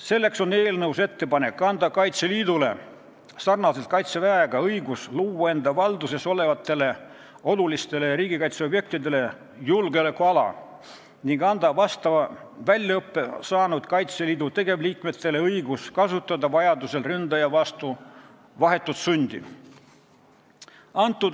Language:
Estonian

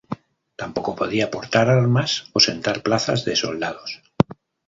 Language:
Spanish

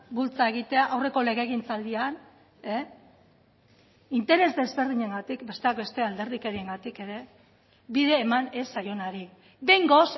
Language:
Basque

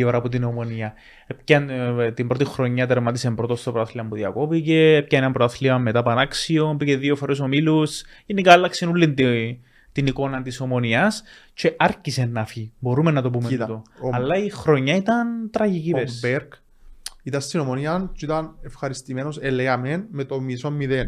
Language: Greek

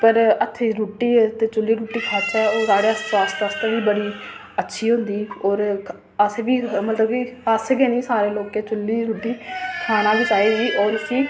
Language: Dogri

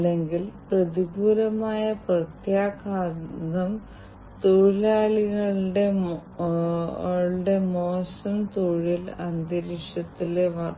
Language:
Malayalam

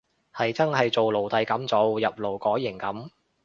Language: Cantonese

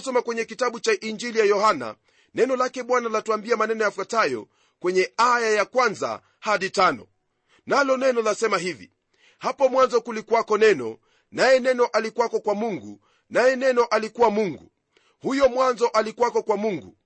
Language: Swahili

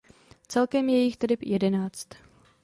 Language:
Czech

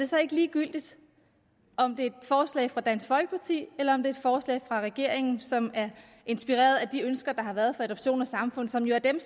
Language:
Danish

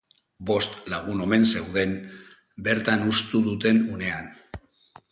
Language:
Basque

